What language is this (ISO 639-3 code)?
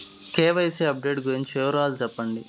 tel